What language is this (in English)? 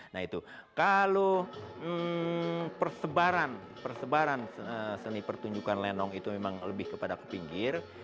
Indonesian